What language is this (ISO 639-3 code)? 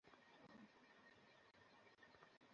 ben